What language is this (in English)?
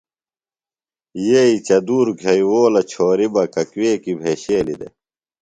Phalura